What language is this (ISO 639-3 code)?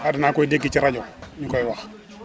wol